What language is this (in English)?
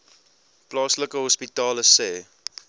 Afrikaans